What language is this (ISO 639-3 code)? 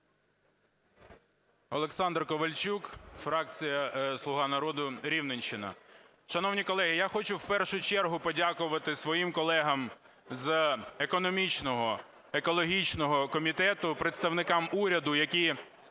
ukr